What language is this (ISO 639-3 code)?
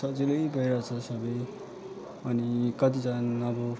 nep